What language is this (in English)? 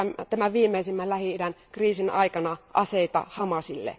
Finnish